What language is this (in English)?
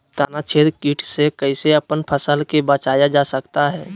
Magahi